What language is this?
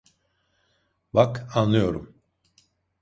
Turkish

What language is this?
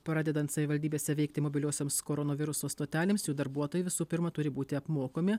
Lithuanian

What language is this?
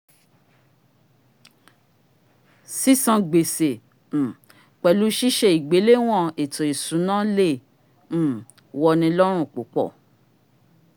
Yoruba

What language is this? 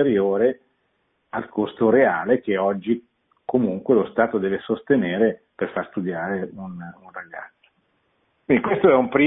Italian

